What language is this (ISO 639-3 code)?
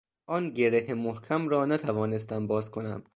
fas